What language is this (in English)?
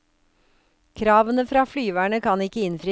Norwegian